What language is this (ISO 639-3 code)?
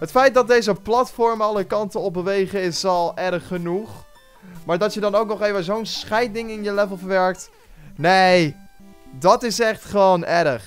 nld